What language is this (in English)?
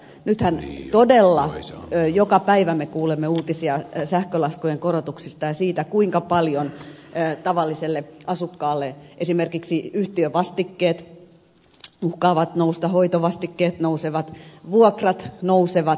Finnish